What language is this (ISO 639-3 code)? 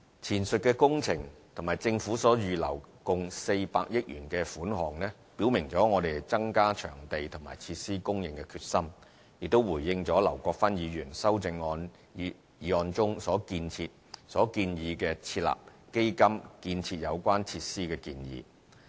yue